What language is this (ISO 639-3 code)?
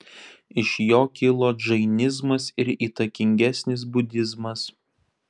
lit